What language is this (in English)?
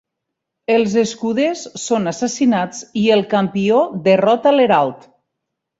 Catalan